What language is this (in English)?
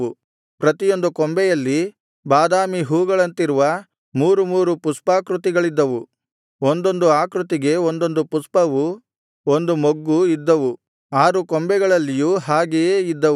Kannada